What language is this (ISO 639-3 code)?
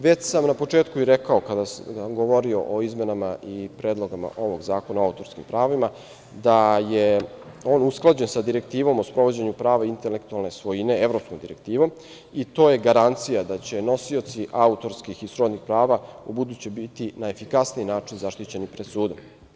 srp